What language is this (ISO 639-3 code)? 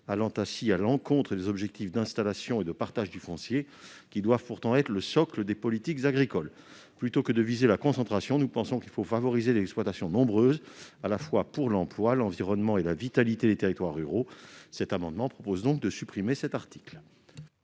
fra